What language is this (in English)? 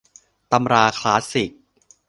Thai